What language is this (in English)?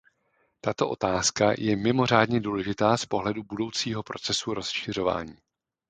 Czech